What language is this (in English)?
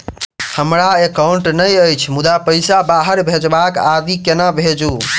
Maithili